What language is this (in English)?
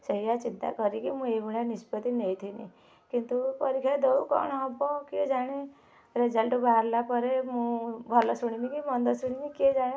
Odia